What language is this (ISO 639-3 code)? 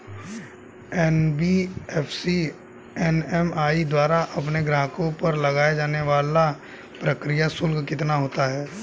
hin